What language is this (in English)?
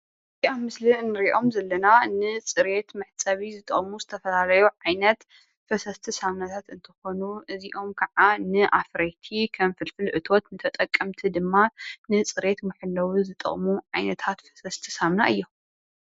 Tigrinya